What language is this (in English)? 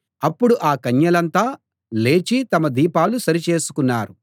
Telugu